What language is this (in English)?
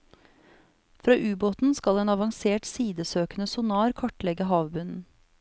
Norwegian